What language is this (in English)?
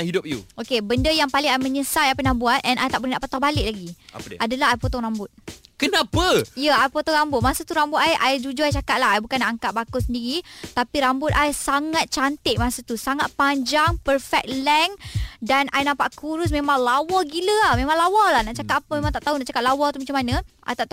Malay